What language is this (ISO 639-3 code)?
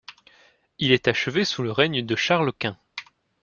fra